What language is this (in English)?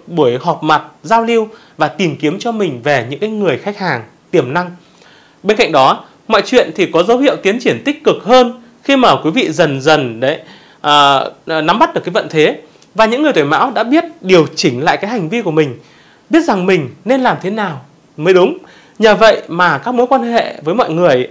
Vietnamese